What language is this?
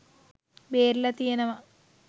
Sinhala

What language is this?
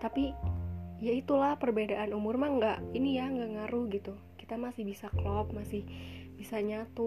Indonesian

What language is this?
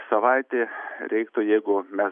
Lithuanian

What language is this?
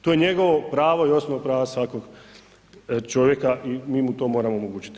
Croatian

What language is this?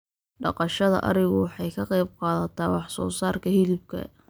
Somali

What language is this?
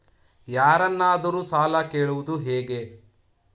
Kannada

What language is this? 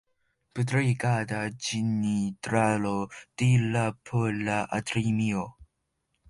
Esperanto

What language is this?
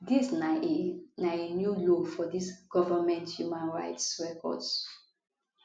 Nigerian Pidgin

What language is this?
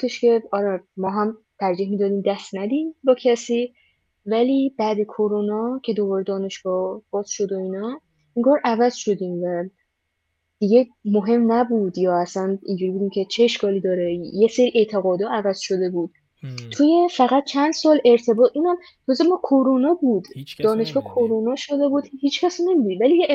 Persian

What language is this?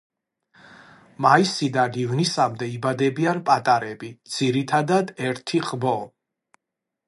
Georgian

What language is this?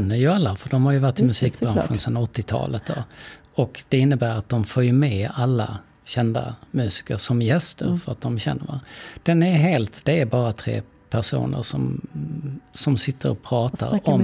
Swedish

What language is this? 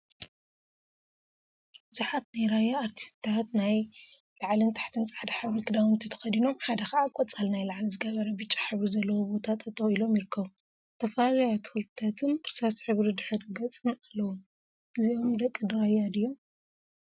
Tigrinya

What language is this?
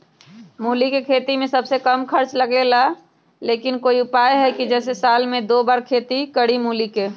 Magahi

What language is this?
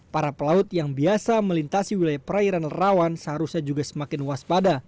Indonesian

